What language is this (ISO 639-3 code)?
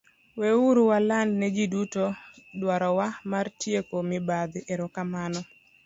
luo